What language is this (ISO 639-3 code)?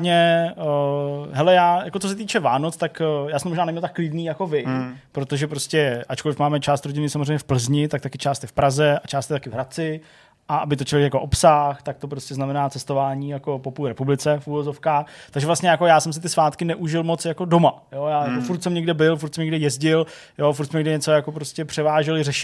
ces